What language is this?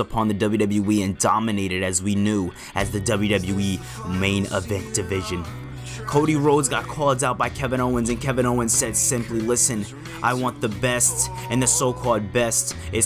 English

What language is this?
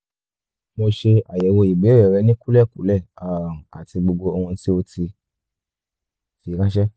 Yoruba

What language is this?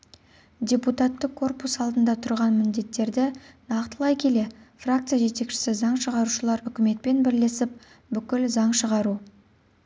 Kazakh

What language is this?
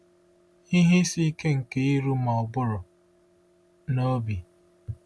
Igbo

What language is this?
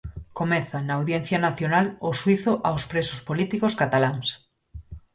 Galician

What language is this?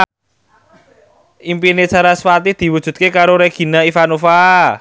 Javanese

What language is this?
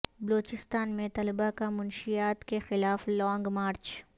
Urdu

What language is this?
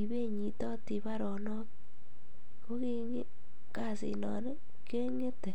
Kalenjin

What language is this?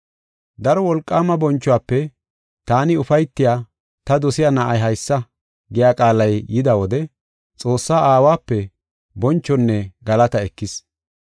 Gofa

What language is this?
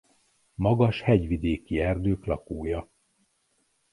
Hungarian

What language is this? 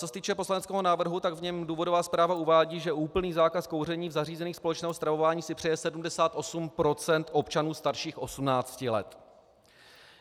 Czech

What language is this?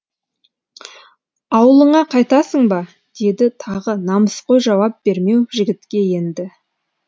Kazakh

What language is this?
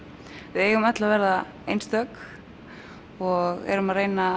Icelandic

